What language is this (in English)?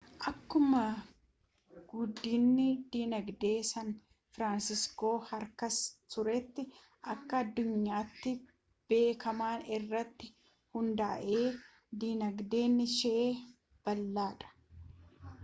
Oromo